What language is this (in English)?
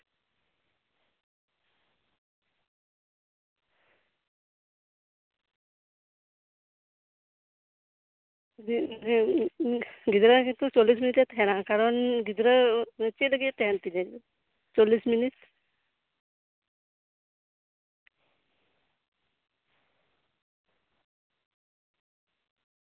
Santali